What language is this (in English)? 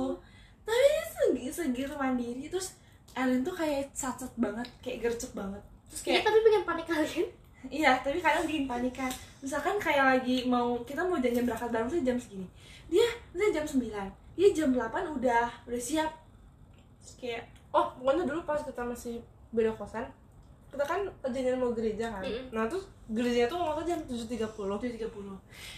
Indonesian